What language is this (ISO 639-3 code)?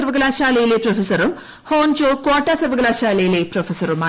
mal